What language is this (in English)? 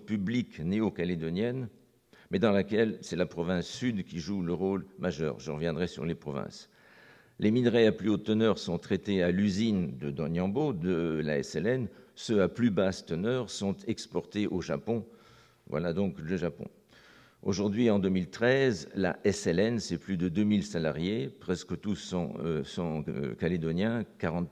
French